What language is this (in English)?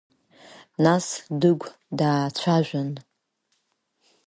Abkhazian